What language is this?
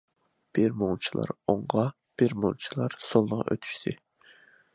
Uyghur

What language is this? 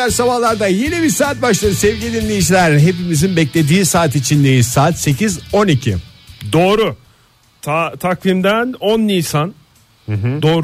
Turkish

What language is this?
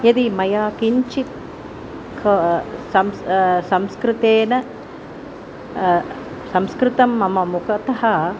Sanskrit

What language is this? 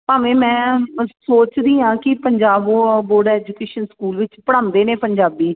Punjabi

